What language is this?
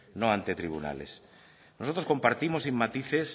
Spanish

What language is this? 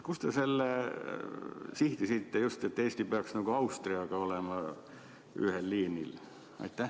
Estonian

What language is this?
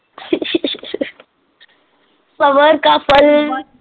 Punjabi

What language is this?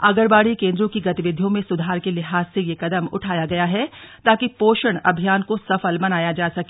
Hindi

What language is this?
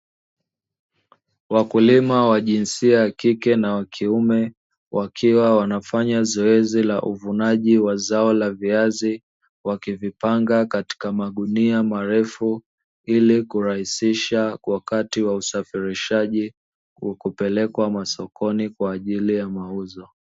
Swahili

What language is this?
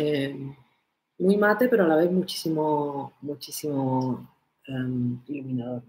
Spanish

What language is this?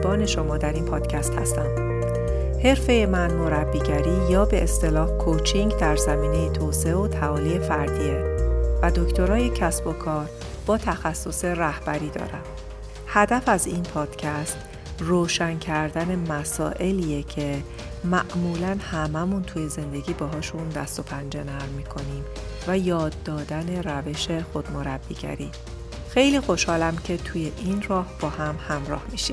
Persian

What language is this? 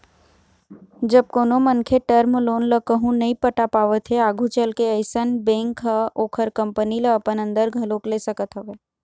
Chhattisgarhi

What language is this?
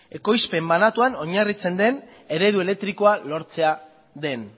Basque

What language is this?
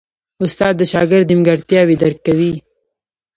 Pashto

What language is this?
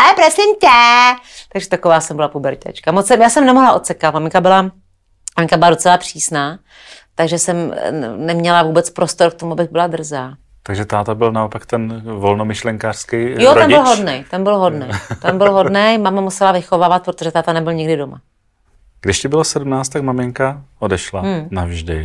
Czech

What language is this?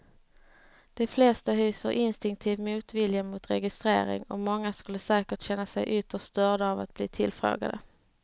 Swedish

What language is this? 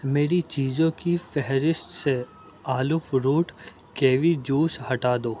Urdu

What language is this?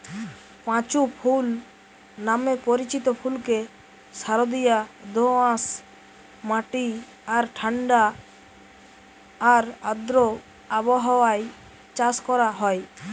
Bangla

